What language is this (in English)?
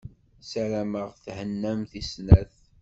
Kabyle